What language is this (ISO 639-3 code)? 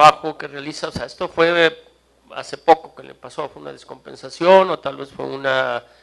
spa